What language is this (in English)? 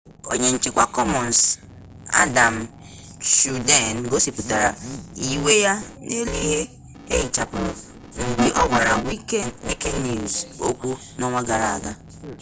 Igbo